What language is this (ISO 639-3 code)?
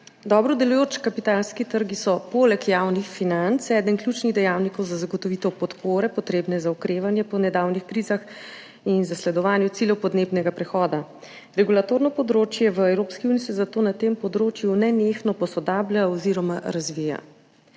slv